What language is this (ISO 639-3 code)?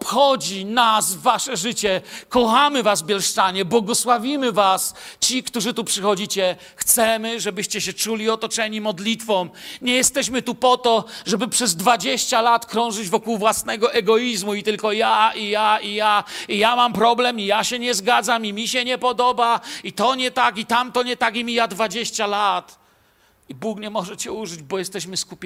pol